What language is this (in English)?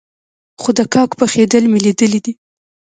Pashto